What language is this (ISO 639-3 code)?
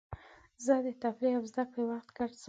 pus